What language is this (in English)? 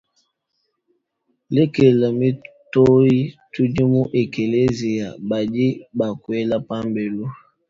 Luba-Lulua